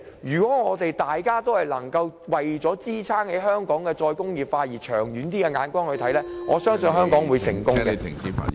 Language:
Cantonese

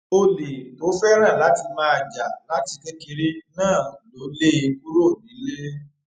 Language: Yoruba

